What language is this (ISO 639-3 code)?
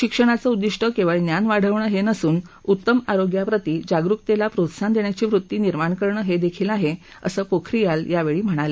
mar